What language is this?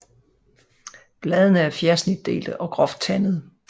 Danish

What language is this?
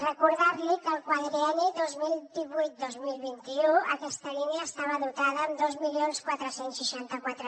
Catalan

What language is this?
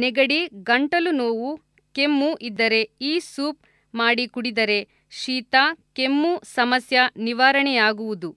Kannada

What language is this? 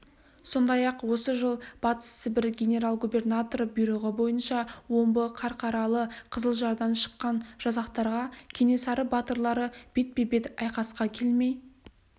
Kazakh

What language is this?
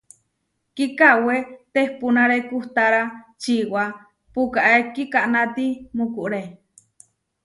Huarijio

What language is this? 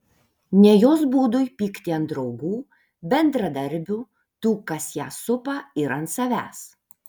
Lithuanian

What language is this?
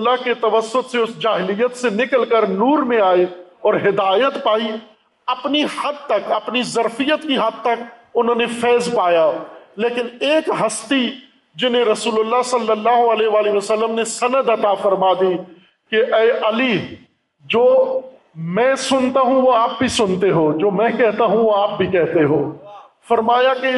Urdu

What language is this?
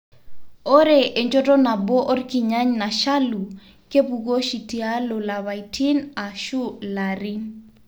Masai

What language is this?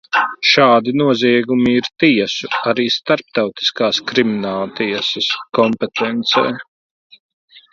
Latvian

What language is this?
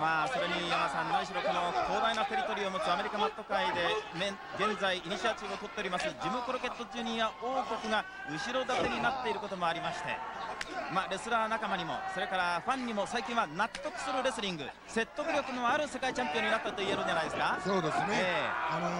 Japanese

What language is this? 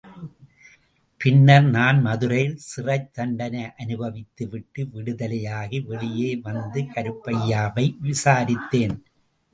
Tamil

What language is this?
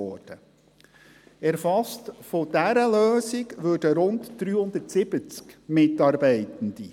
Swiss German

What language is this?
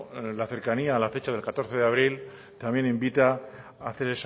Spanish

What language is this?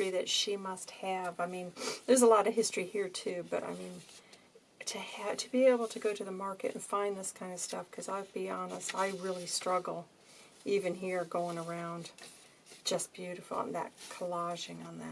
English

